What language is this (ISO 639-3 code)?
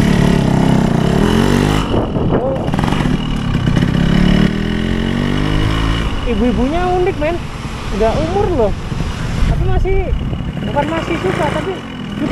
ind